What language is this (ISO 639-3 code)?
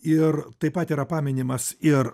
lit